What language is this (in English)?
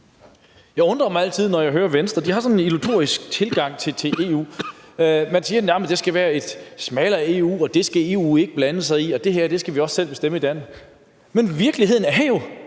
Danish